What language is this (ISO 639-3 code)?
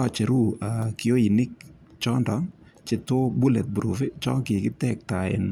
kln